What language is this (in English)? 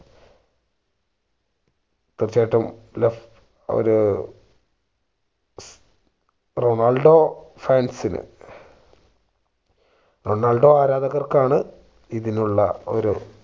Malayalam